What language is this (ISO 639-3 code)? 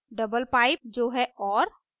hin